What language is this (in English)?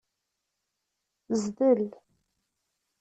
Kabyle